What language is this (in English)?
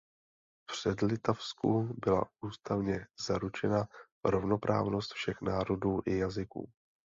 Czech